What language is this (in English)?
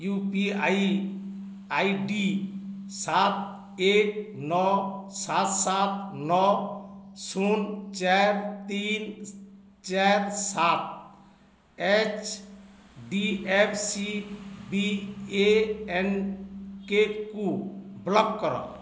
Odia